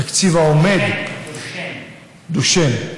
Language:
Hebrew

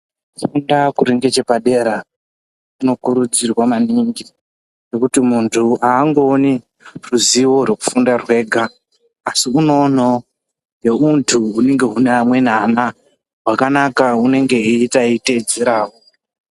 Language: Ndau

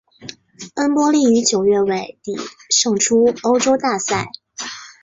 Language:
Chinese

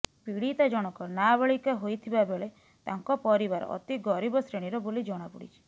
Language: Odia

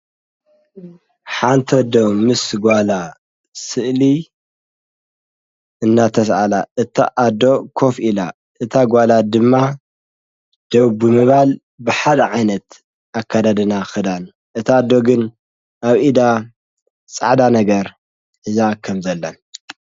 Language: Tigrinya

